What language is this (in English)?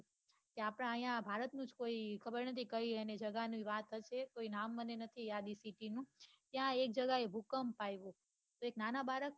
Gujarati